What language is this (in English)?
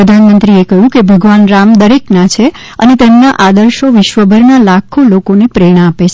Gujarati